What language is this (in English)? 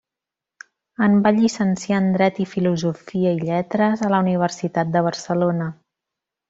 Catalan